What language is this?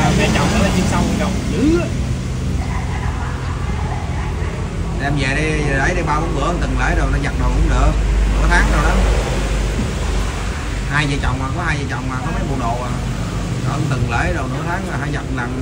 Vietnamese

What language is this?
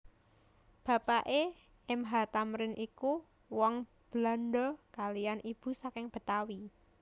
Javanese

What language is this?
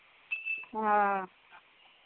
Maithili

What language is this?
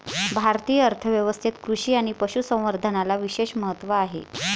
Marathi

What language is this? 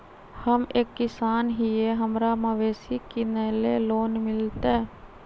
Magahi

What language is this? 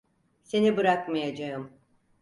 Turkish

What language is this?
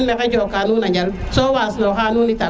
Serer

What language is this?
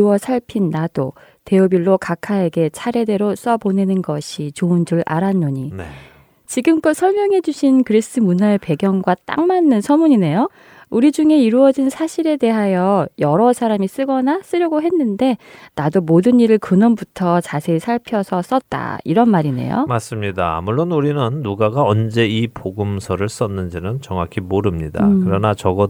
Korean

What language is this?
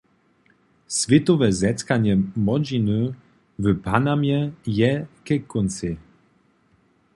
Upper Sorbian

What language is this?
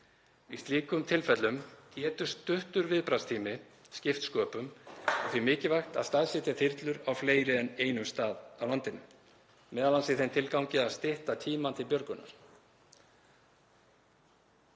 Icelandic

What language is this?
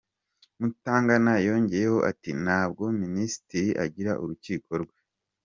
Kinyarwanda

